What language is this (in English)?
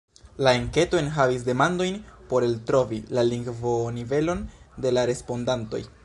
Esperanto